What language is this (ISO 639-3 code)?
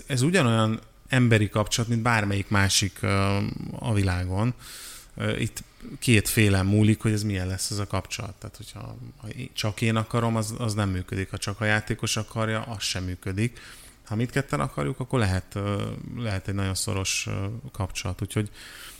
hun